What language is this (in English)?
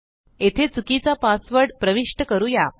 Marathi